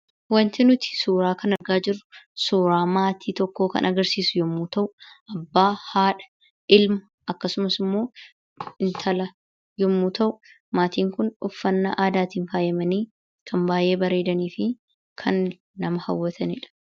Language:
Oromo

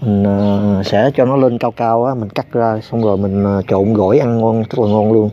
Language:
Vietnamese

